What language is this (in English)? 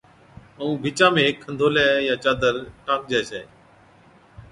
Od